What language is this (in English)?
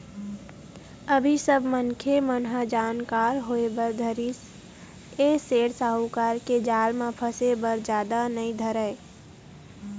Chhattisgarhi